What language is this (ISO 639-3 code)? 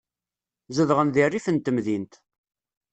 kab